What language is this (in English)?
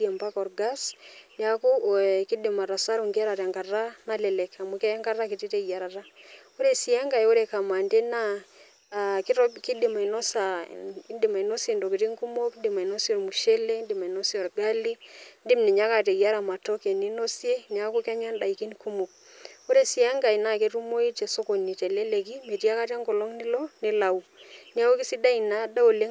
Masai